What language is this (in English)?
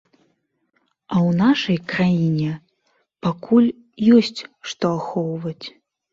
Belarusian